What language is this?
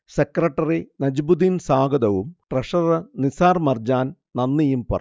Malayalam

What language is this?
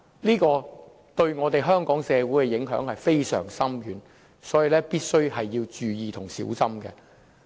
Cantonese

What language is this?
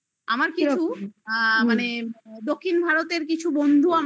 Bangla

